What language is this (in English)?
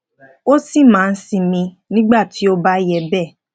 Yoruba